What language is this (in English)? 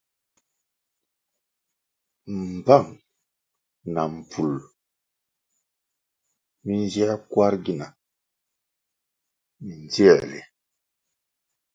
Kwasio